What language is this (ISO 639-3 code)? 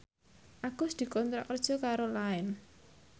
jav